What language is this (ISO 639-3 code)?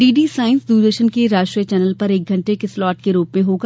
hin